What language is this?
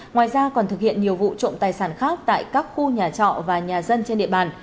Vietnamese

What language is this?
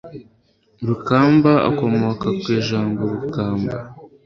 Kinyarwanda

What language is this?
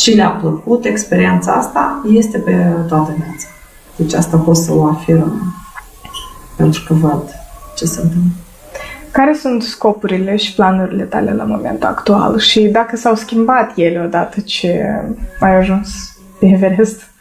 Romanian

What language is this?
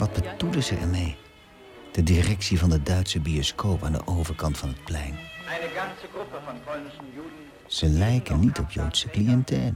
Dutch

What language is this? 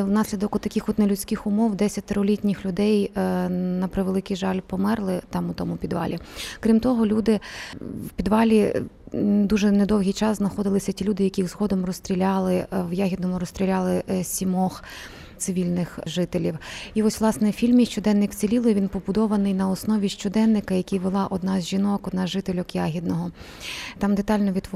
Ukrainian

